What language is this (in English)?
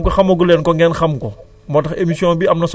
Wolof